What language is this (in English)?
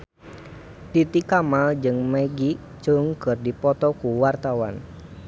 Sundanese